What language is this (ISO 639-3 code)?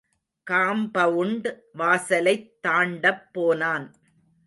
tam